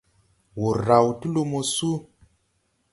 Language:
Tupuri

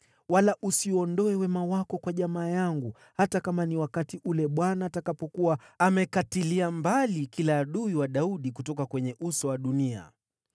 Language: Swahili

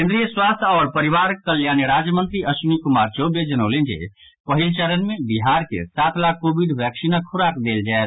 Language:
Maithili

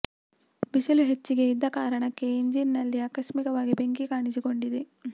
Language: Kannada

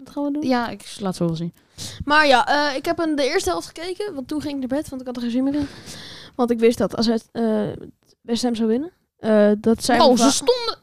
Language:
Dutch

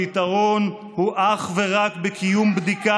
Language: Hebrew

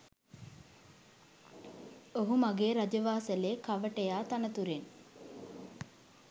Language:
Sinhala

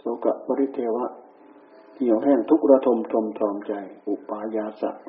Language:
Thai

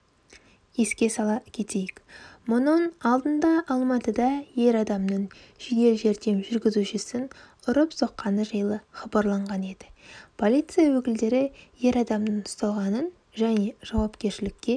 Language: Kazakh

